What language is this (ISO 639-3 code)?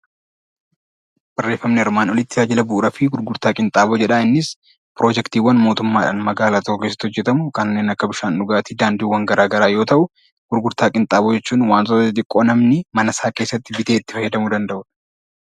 orm